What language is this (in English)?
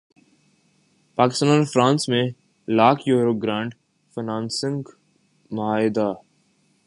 Urdu